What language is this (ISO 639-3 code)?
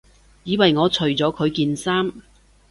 yue